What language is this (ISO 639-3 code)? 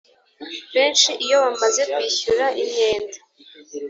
kin